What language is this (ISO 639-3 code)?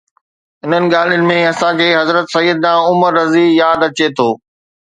snd